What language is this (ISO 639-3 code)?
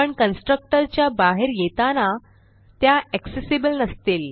mar